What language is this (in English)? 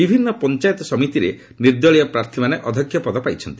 Odia